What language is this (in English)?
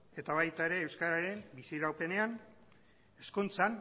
Basque